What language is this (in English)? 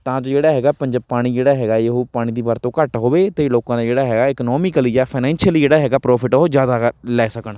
Punjabi